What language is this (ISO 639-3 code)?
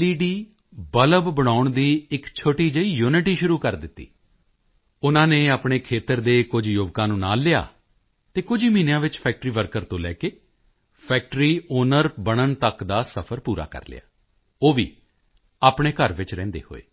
pan